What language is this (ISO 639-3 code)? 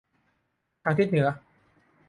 tha